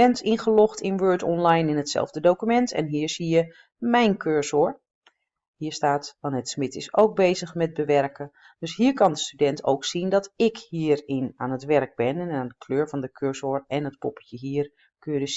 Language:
Dutch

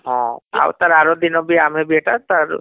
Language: Odia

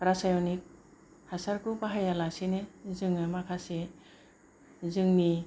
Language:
Bodo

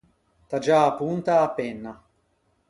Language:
Ligurian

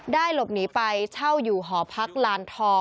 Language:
Thai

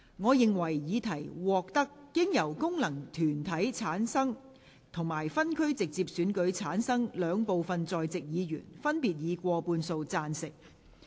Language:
Cantonese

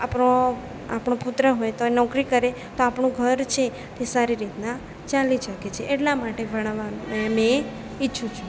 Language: Gujarati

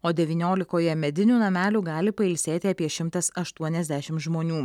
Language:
Lithuanian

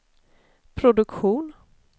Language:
Swedish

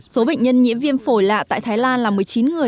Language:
Vietnamese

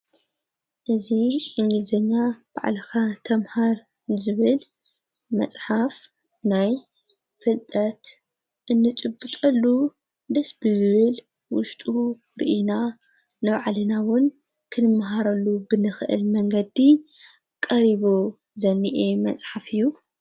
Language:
Tigrinya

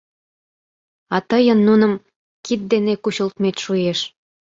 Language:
Mari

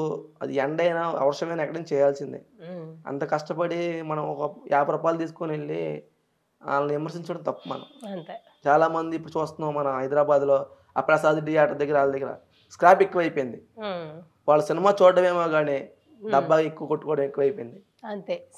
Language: Telugu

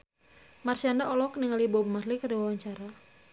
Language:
Sundanese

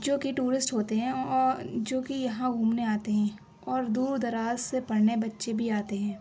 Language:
Urdu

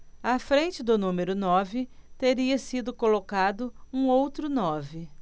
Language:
Portuguese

